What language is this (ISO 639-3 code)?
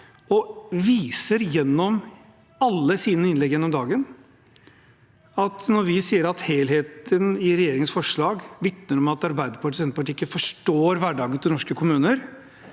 nor